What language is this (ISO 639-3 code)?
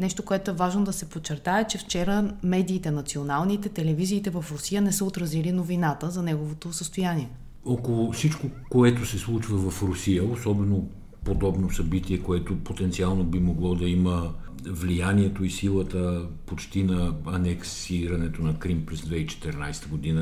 bul